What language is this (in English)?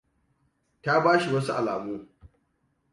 Hausa